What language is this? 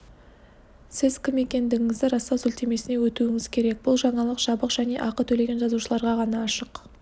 Kazakh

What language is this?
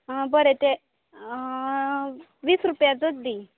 Konkani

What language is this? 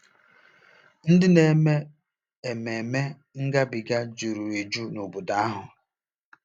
Igbo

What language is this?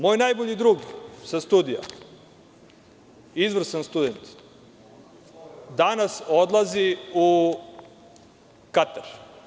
Serbian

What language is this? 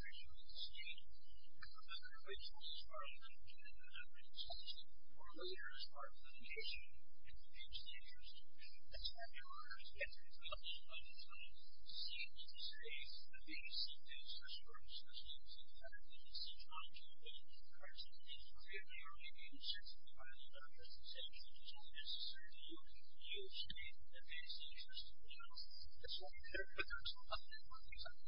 English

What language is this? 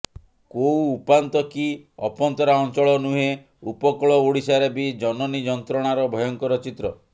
Odia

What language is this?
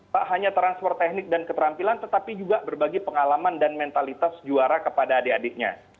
Indonesian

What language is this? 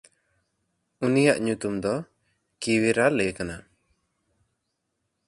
Santali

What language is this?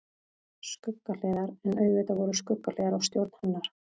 Icelandic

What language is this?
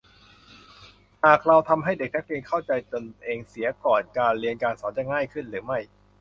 Thai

